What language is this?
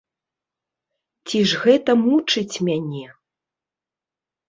Belarusian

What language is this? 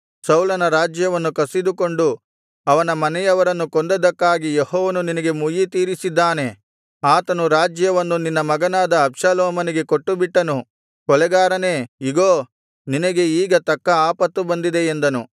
Kannada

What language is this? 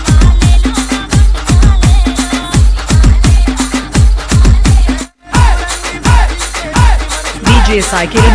Vietnamese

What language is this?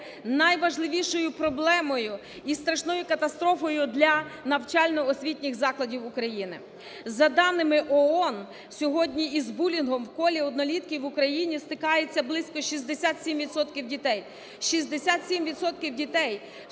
Ukrainian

